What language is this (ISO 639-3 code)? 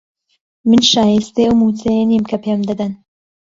ckb